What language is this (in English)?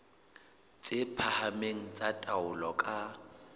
Southern Sotho